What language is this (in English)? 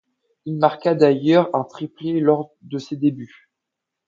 French